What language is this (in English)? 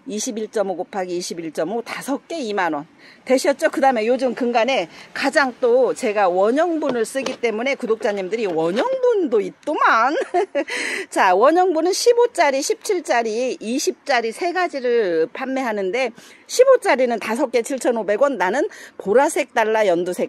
Korean